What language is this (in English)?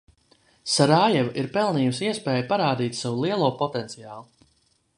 Latvian